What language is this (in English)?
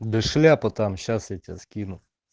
Russian